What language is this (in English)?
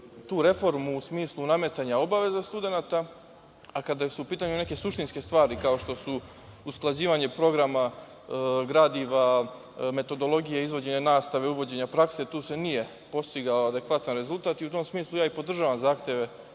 Serbian